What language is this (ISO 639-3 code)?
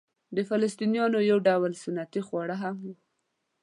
pus